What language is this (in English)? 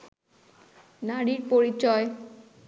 Bangla